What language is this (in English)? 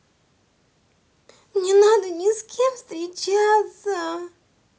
Russian